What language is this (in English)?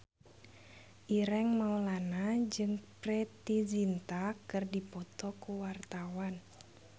Sundanese